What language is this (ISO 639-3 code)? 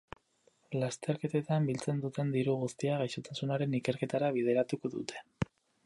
eus